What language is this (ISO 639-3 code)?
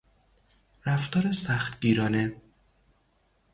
fas